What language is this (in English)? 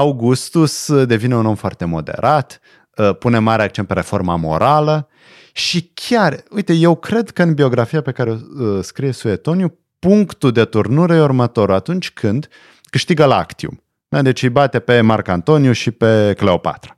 Romanian